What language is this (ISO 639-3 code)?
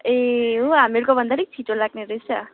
nep